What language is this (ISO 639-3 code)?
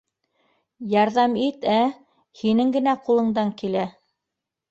bak